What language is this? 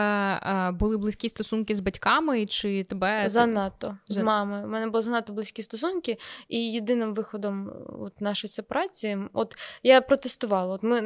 Ukrainian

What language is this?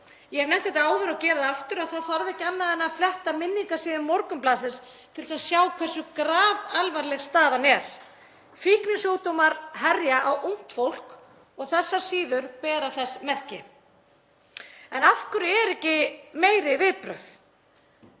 Icelandic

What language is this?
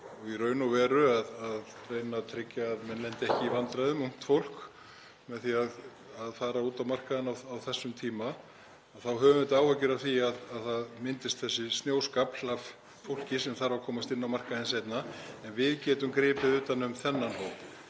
Icelandic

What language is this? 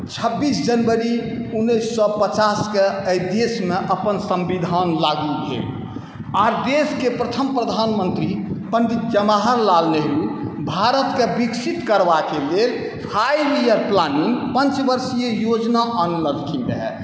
Maithili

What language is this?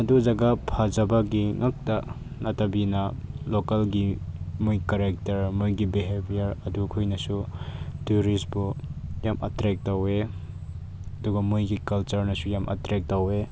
Manipuri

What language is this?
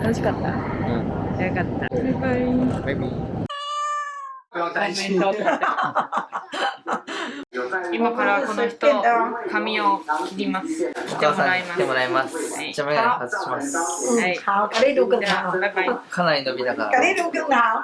Japanese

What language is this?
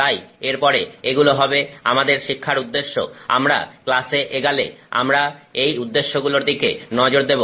Bangla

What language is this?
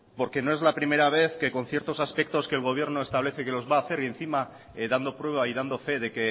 Spanish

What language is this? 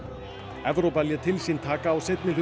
Icelandic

